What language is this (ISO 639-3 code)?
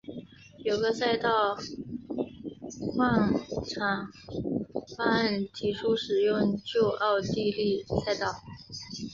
zho